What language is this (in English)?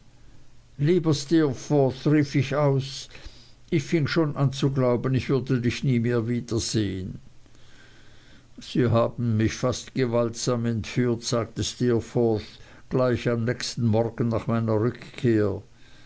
German